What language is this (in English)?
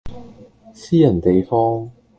Cantonese